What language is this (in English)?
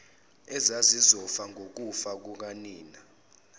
Zulu